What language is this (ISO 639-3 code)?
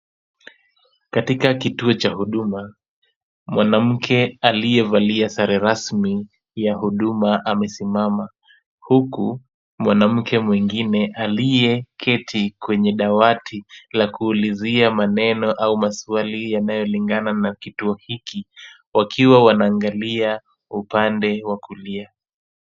swa